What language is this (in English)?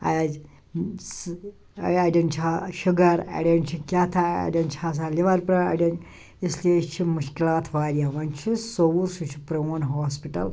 Kashmiri